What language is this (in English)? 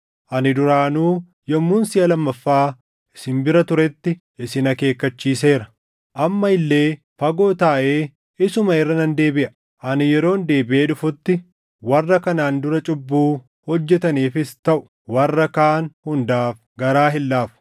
Oromo